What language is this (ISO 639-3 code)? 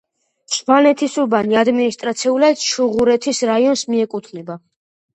kat